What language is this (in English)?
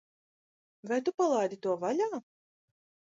Latvian